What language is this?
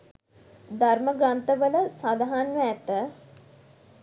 Sinhala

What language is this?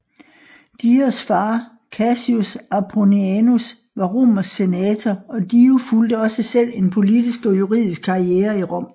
Danish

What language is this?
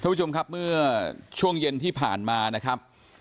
Thai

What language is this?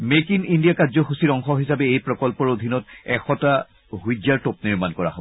Assamese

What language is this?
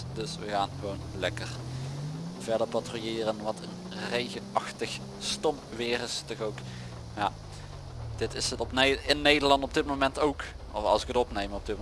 Dutch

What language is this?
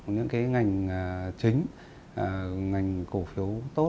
Vietnamese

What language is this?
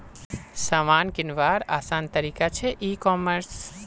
Magahi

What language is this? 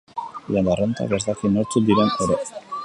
Basque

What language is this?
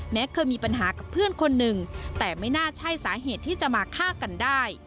Thai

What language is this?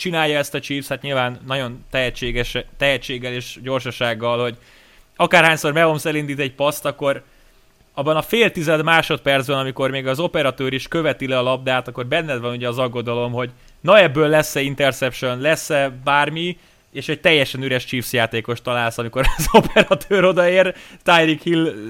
Hungarian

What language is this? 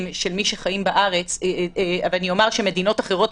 Hebrew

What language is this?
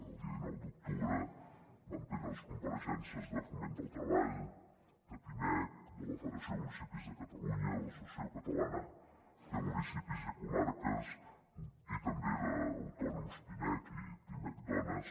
Catalan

